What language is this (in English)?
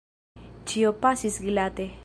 Esperanto